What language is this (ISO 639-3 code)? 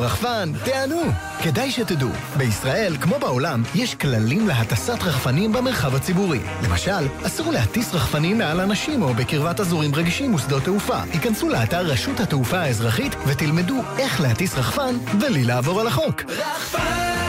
heb